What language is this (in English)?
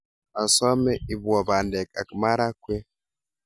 Kalenjin